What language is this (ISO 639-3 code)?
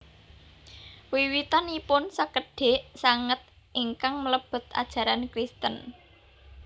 jav